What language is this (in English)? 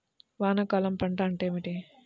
Telugu